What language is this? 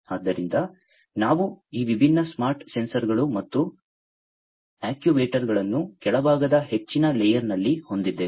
Kannada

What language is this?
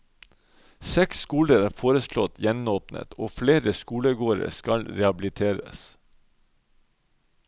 Norwegian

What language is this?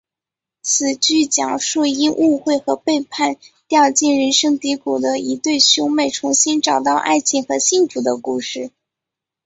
Chinese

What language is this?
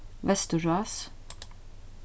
Faroese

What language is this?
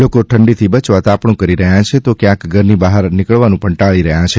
Gujarati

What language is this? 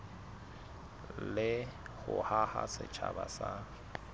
Southern Sotho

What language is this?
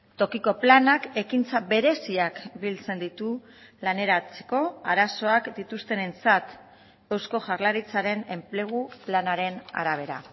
Basque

